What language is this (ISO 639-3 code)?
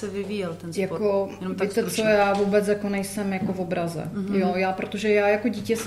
ces